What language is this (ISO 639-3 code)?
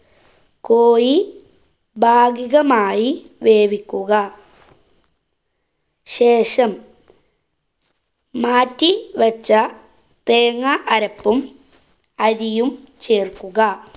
mal